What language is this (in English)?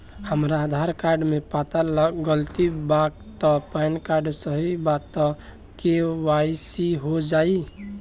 Bhojpuri